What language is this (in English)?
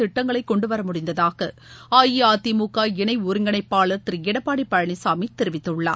Tamil